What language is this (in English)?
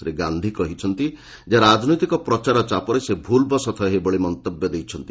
Odia